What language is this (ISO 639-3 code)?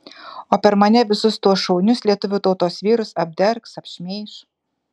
lit